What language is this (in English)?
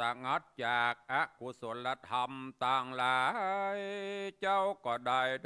Thai